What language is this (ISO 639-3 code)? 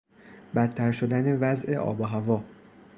fas